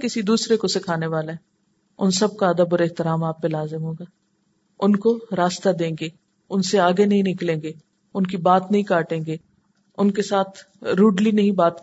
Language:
Urdu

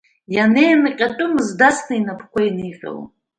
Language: Abkhazian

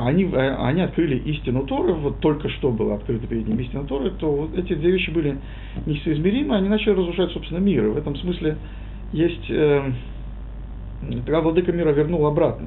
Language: Russian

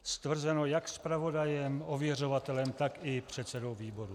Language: Czech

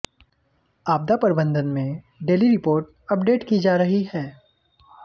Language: Hindi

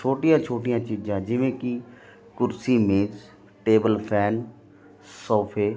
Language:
Punjabi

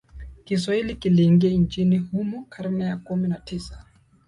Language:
Swahili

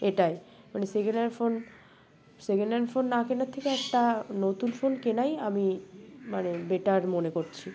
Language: Bangla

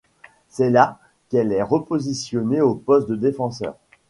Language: French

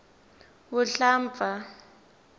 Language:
Tsonga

